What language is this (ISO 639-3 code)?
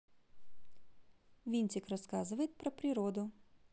rus